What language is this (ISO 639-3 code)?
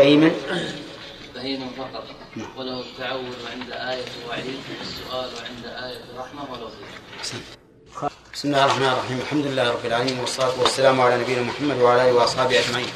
ara